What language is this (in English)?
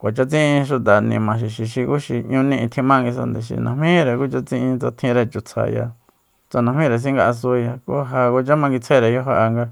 Soyaltepec Mazatec